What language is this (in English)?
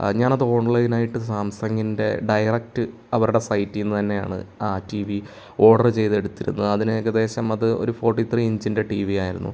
Malayalam